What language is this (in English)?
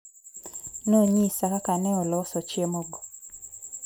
Luo (Kenya and Tanzania)